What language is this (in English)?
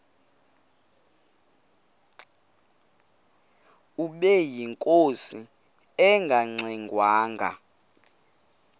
Xhosa